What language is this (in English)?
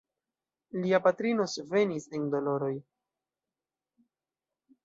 Esperanto